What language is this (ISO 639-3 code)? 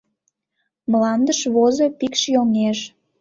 chm